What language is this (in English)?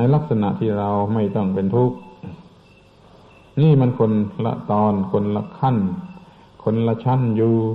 Thai